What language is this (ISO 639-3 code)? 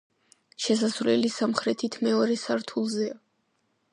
kat